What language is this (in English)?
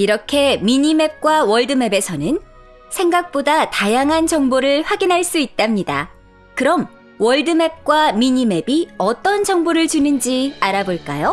Korean